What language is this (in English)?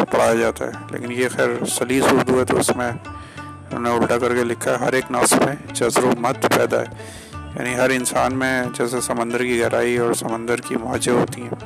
Urdu